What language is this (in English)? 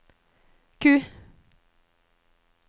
Norwegian